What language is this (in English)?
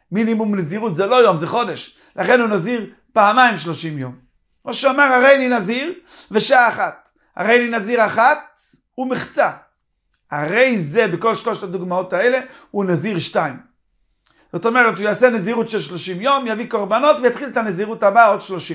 Hebrew